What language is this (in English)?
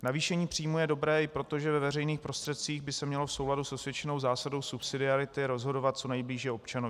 Czech